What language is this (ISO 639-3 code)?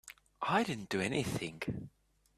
eng